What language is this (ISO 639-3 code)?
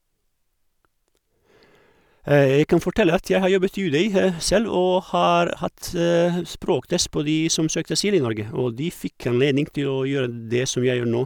nor